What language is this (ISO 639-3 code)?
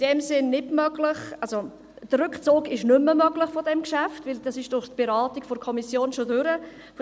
gsw